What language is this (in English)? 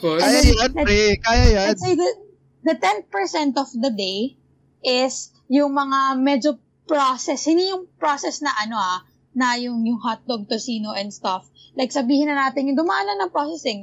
Filipino